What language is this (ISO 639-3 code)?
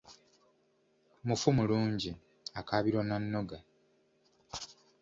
lug